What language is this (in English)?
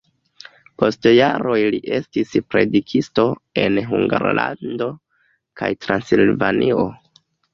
Esperanto